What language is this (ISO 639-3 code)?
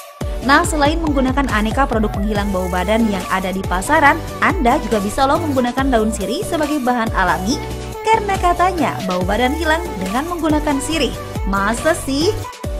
ind